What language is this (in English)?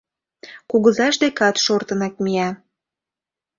Mari